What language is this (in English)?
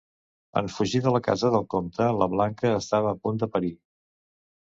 Catalan